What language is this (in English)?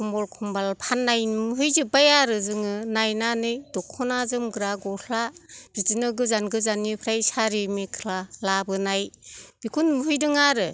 Bodo